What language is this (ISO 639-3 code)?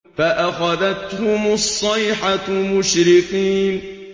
ara